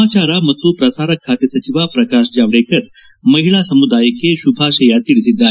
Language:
Kannada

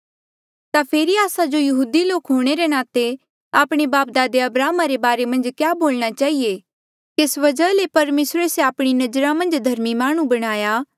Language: Mandeali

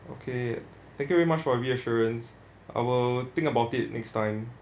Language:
English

